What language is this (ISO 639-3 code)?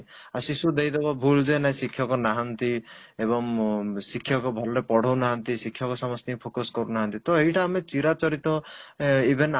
ori